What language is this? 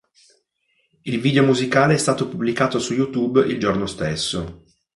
Italian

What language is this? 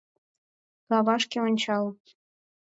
Mari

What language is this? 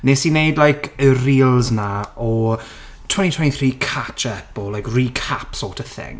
Welsh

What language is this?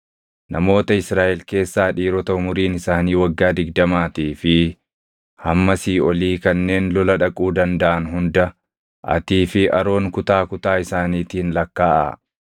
Oromo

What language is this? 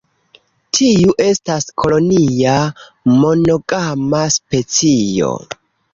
Esperanto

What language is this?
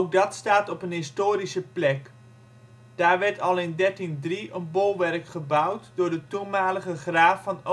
Dutch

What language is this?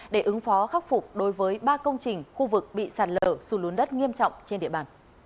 Vietnamese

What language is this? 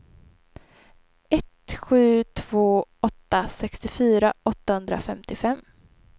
Swedish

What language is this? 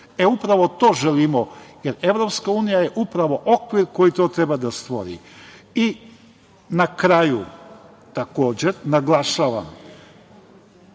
Serbian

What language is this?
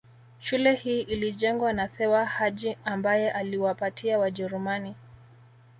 Swahili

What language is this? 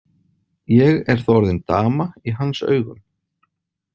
Icelandic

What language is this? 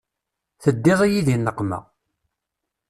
Kabyle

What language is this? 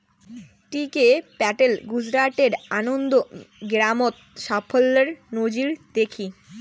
Bangla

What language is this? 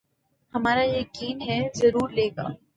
Urdu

